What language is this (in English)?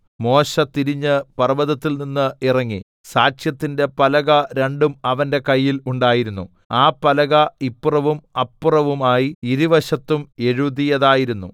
Malayalam